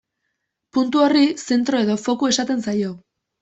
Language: Basque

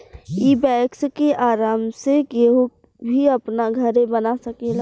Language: Bhojpuri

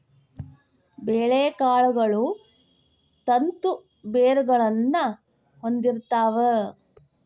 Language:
Kannada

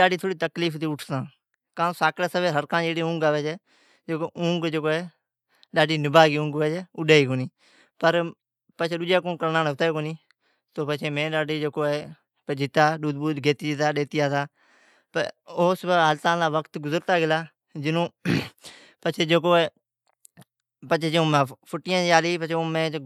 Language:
Od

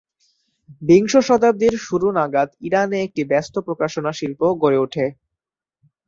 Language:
Bangla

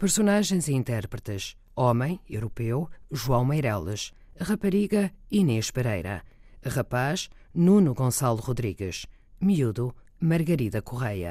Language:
Portuguese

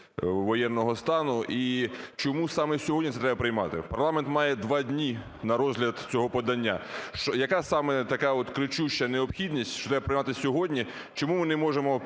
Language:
Ukrainian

